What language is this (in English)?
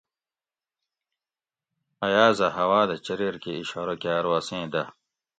Gawri